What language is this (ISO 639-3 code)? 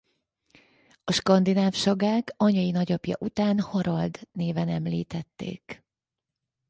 hun